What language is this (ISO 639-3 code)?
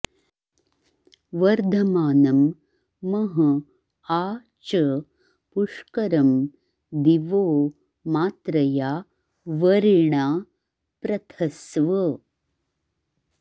san